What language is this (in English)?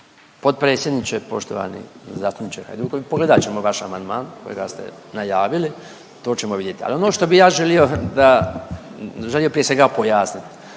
Croatian